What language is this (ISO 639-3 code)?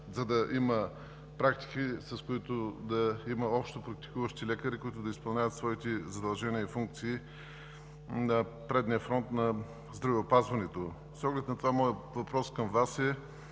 bul